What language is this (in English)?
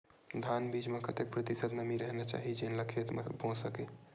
Chhattisgarhi